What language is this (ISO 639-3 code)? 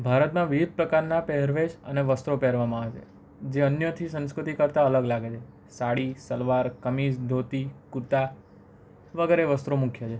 guj